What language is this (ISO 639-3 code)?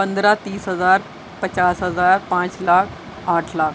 urd